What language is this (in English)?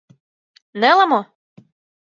Mari